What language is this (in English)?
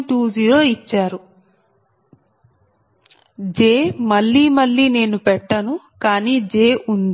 Telugu